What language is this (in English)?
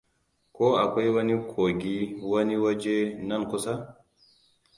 Hausa